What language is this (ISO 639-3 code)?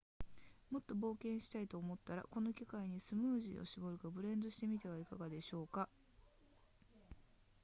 jpn